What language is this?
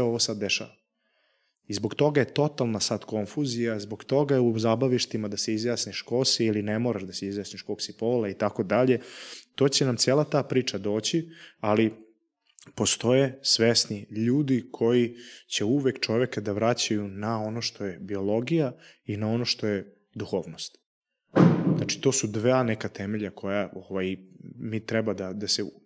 Croatian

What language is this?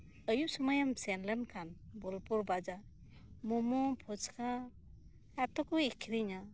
Santali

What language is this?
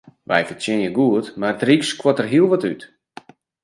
Western Frisian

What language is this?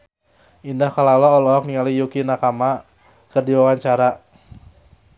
Sundanese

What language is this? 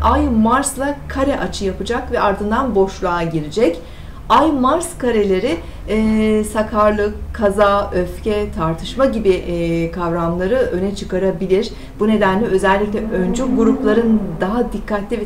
Turkish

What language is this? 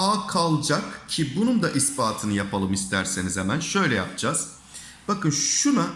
Turkish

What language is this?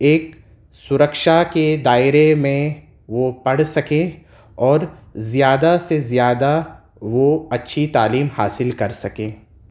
Urdu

